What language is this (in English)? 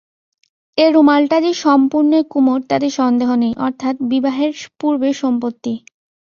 Bangla